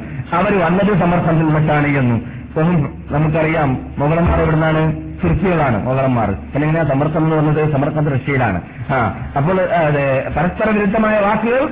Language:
Malayalam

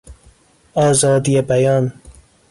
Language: Persian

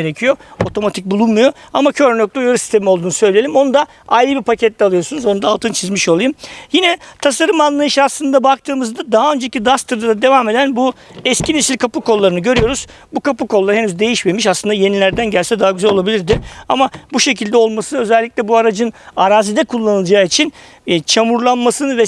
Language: Turkish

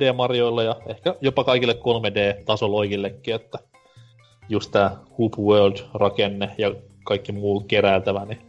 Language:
Finnish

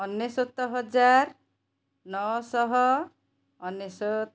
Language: Odia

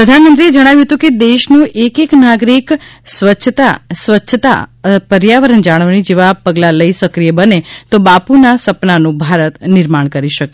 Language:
Gujarati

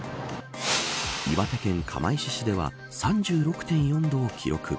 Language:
Japanese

